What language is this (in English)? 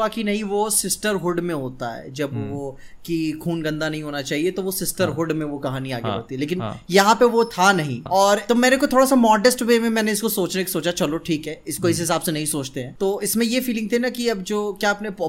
Hindi